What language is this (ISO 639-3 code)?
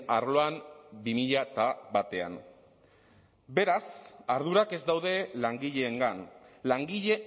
eus